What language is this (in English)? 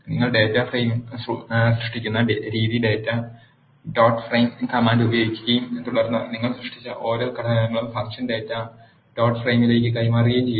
Malayalam